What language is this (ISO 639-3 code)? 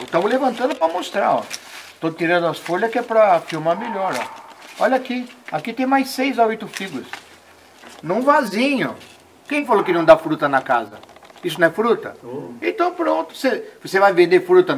por